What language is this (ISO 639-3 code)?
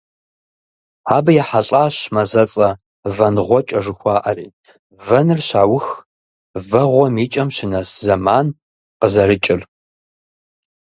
kbd